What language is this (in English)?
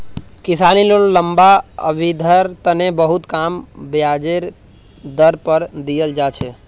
Magahi